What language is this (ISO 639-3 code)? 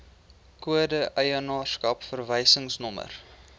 afr